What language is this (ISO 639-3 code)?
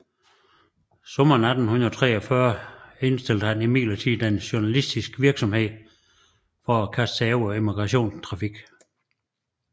dan